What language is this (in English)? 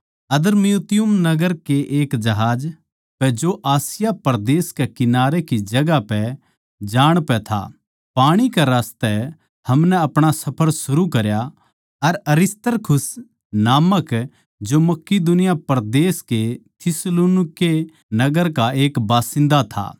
Haryanvi